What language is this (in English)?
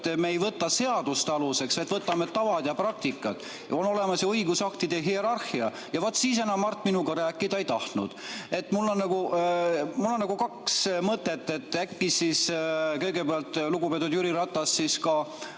Estonian